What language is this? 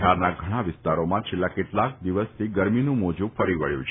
Gujarati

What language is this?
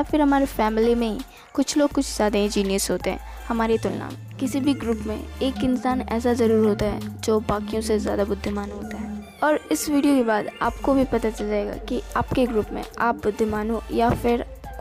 Hindi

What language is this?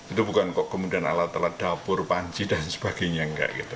Indonesian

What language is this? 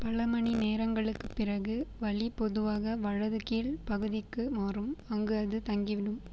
Tamil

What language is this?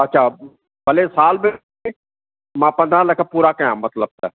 Sindhi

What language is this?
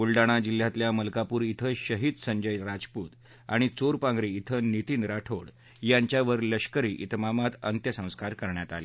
Marathi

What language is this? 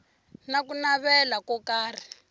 Tsonga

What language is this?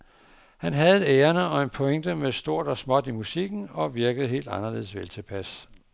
Danish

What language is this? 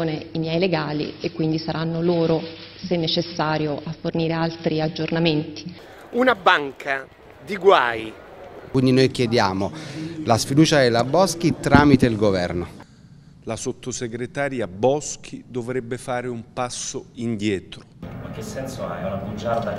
Italian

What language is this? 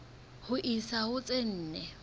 Southern Sotho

